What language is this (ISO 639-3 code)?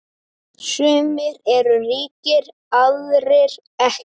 isl